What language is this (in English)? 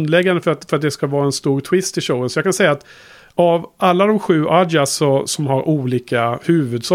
Swedish